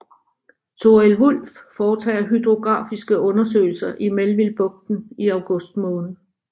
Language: Danish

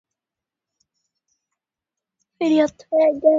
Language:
Swahili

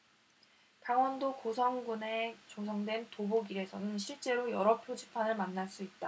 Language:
Korean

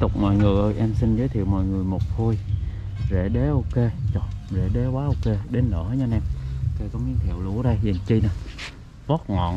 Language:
Vietnamese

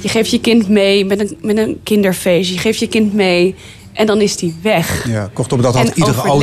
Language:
Dutch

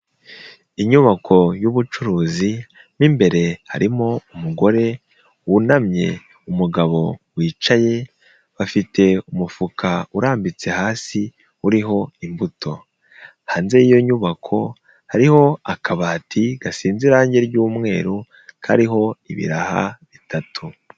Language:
Kinyarwanda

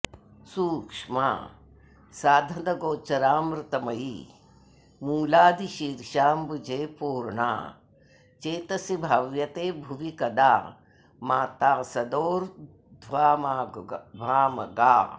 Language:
Sanskrit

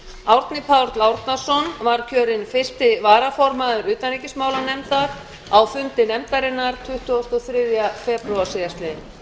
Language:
Icelandic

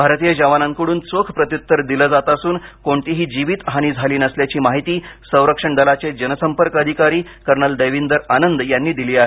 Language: Marathi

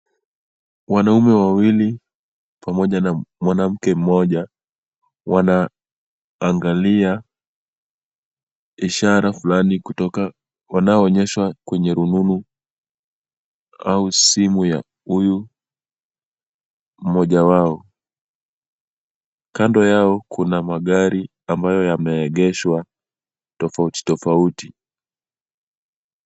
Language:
Swahili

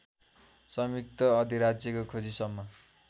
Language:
Nepali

